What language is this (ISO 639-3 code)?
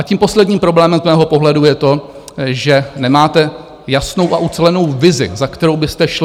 ces